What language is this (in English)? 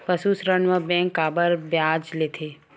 Chhattisgarhi